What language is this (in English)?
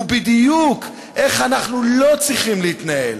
Hebrew